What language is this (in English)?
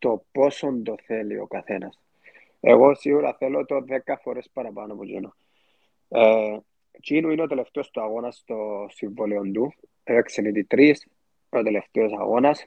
Greek